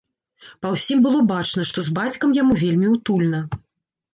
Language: Belarusian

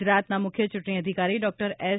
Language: Gujarati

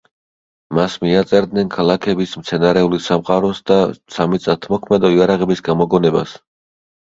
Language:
Georgian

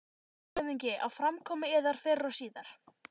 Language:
Icelandic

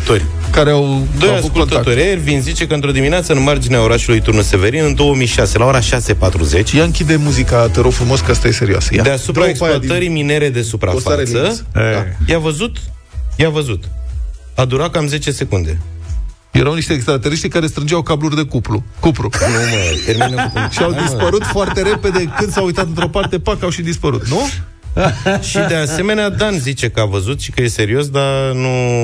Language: Romanian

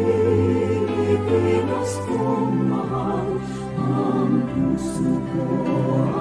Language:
Filipino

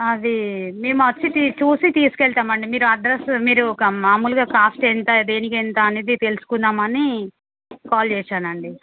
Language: Telugu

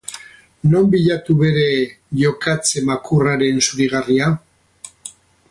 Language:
Basque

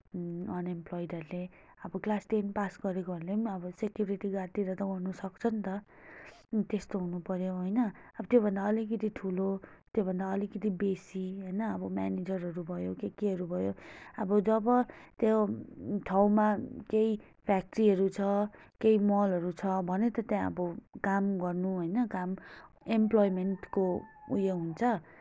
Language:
Nepali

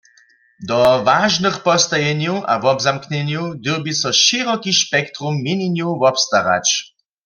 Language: Upper Sorbian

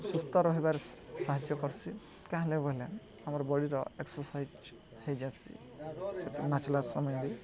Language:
Odia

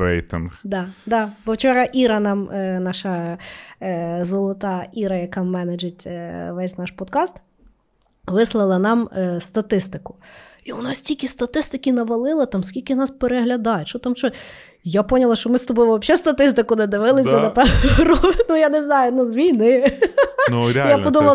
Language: Ukrainian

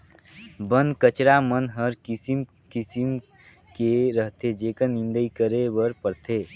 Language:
Chhattisgarhi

